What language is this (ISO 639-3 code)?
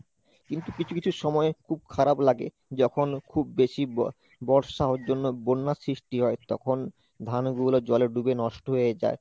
ben